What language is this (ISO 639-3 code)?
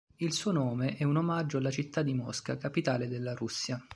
ita